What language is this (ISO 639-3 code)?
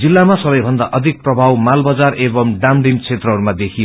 nep